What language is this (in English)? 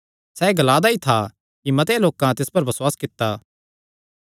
Kangri